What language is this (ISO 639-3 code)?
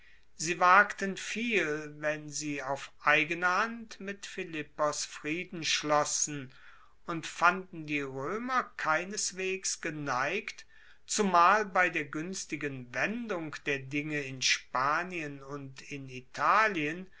deu